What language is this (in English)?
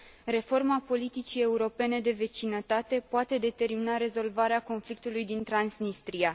Romanian